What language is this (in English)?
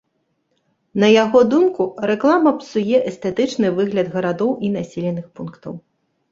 Belarusian